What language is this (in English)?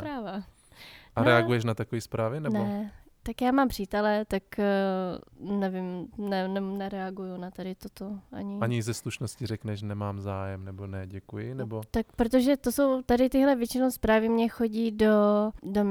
Czech